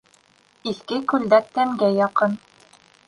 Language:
Bashkir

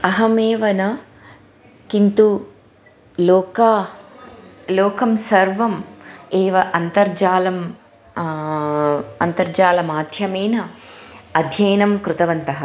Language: Sanskrit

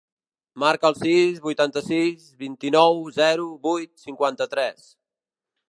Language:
Catalan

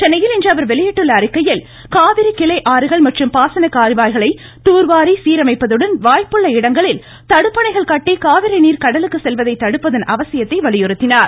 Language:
Tamil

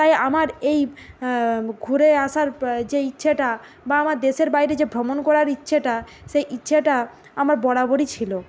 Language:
Bangla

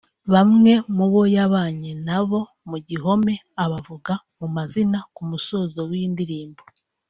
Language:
Kinyarwanda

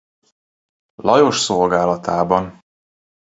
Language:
Hungarian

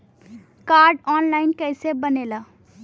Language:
Bhojpuri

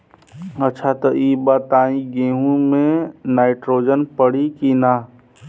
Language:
Bhojpuri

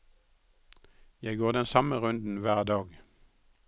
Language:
Norwegian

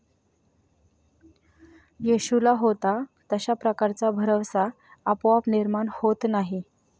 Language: Marathi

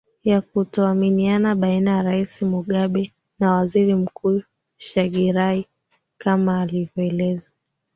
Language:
Swahili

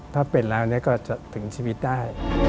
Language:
Thai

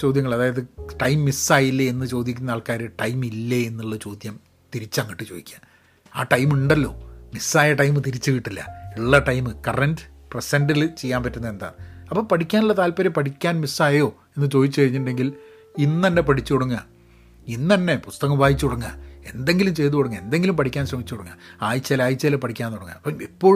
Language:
Malayalam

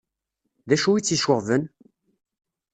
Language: Kabyle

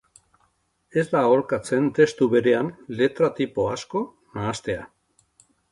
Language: Basque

